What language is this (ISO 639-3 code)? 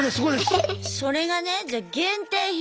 jpn